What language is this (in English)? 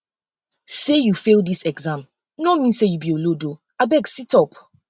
Nigerian Pidgin